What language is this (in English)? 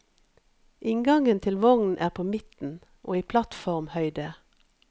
Norwegian